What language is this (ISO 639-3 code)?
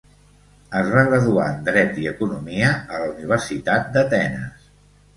cat